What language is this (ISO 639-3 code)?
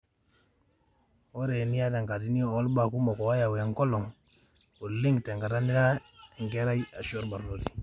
mas